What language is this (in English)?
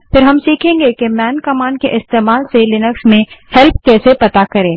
Hindi